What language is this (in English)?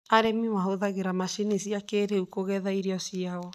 Kikuyu